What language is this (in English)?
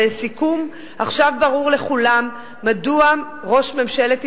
Hebrew